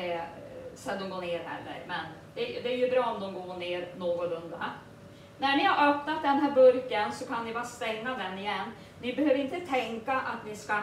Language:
Swedish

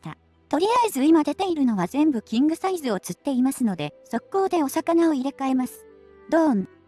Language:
Japanese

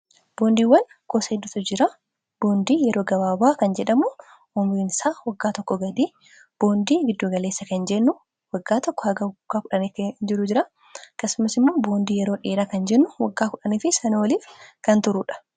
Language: Oromo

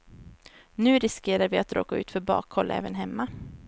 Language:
Swedish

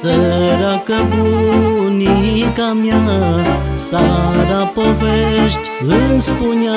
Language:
Romanian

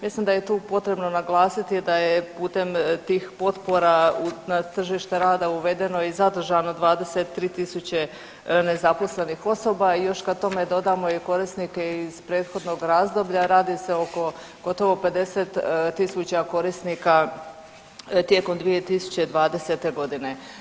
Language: Croatian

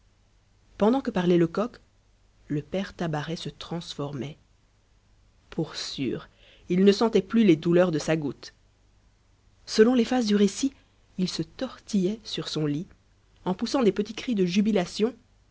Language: French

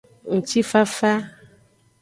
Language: Aja (Benin)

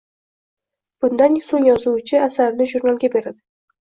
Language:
Uzbek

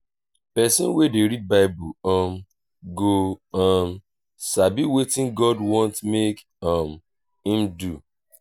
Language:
Nigerian Pidgin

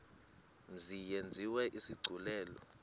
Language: Xhosa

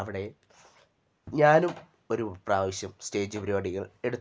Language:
Malayalam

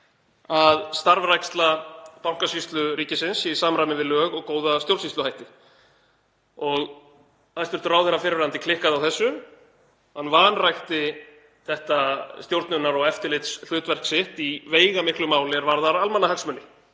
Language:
Icelandic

